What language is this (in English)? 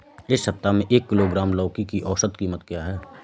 Hindi